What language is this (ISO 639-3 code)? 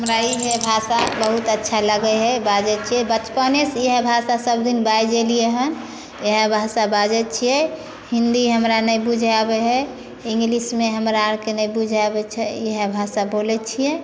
mai